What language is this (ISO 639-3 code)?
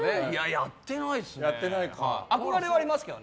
jpn